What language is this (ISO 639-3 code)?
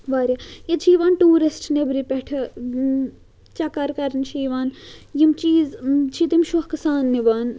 kas